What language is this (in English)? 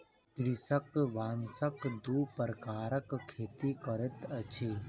Maithili